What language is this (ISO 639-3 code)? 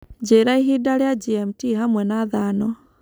kik